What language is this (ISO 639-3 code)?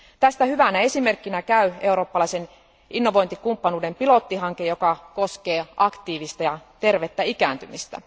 fin